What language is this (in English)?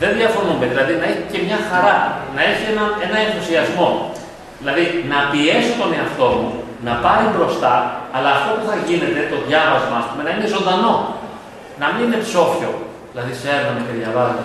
Greek